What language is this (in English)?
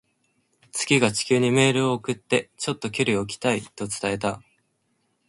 Japanese